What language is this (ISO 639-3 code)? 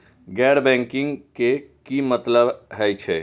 mai